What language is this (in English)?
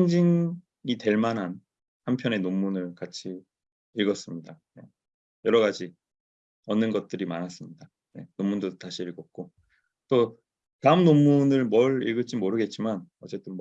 Korean